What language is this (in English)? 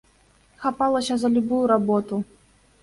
Belarusian